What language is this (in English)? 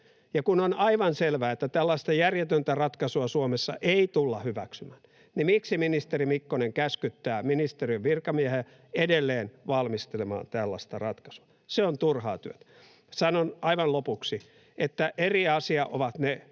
Finnish